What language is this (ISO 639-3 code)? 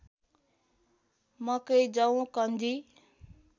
nep